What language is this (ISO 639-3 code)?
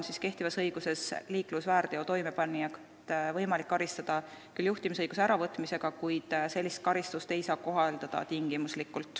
est